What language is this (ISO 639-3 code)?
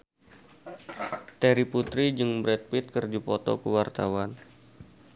sun